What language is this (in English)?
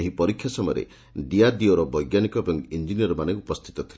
Odia